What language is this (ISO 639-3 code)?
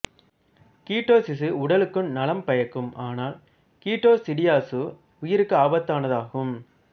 tam